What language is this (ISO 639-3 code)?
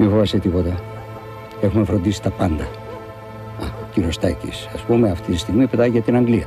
ell